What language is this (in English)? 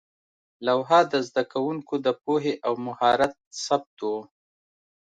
Pashto